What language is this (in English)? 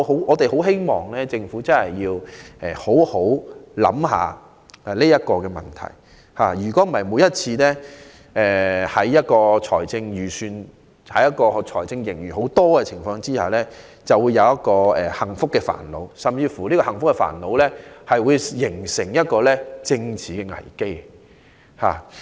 Cantonese